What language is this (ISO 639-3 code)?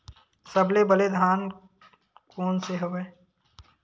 hne